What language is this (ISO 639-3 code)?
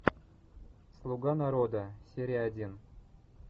rus